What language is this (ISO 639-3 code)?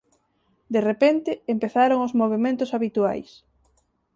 glg